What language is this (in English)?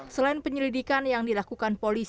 Indonesian